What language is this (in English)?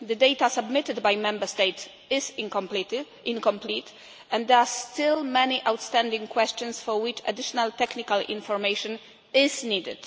English